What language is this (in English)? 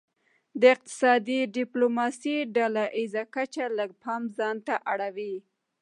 Pashto